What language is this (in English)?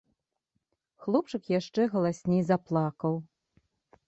Belarusian